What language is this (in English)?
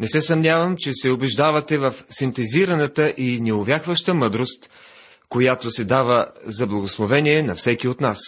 Bulgarian